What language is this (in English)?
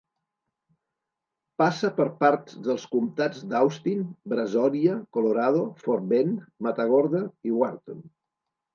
Catalan